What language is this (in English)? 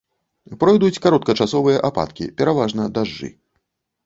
Belarusian